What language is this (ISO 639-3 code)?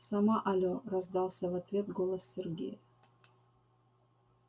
rus